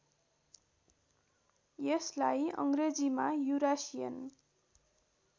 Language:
Nepali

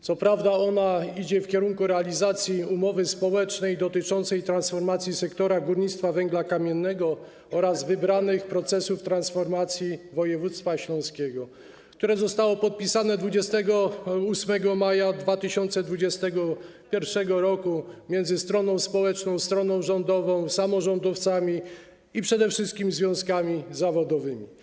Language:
Polish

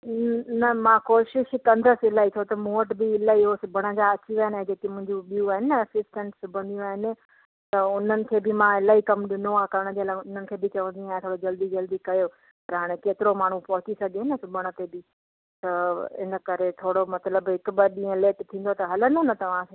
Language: Sindhi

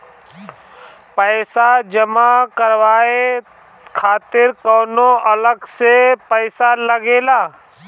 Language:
Bhojpuri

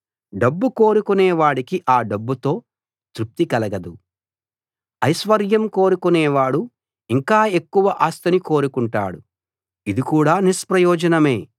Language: Telugu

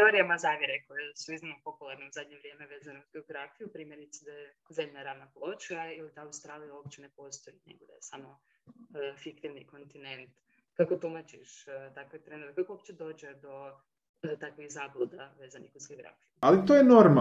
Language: Croatian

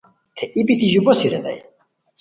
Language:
Khowar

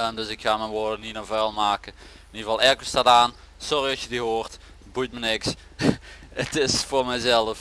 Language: Dutch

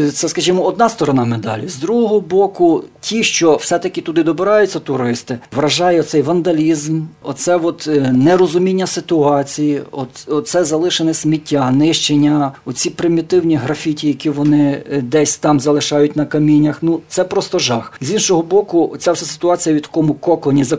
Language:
Ukrainian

